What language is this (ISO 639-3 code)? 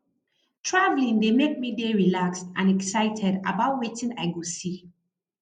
pcm